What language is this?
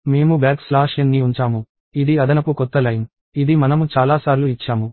Telugu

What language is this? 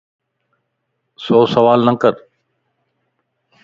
Lasi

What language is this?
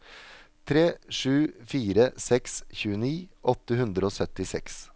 Norwegian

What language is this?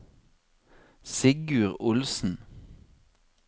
Norwegian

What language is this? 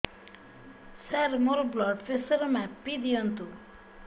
Odia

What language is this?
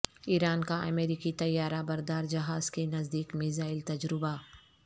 Urdu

